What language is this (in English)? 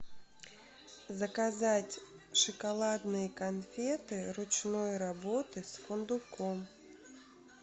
Russian